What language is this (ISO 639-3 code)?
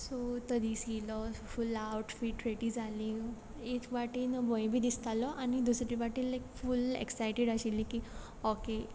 kok